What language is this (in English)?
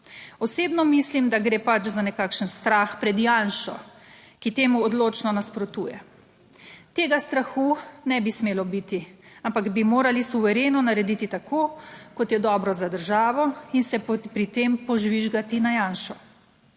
Slovenian